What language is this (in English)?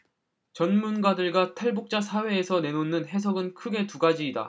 Korean